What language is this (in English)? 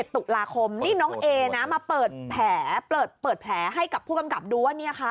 Thai